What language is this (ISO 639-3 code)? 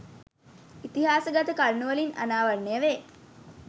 sin